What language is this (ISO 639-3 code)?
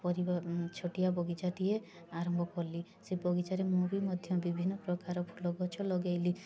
ori